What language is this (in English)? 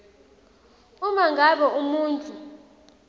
Swati